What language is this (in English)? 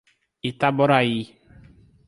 Portuguese